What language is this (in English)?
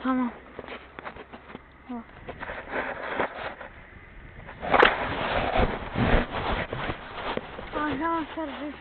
Turkish